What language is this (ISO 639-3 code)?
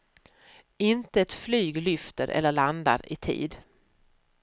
swe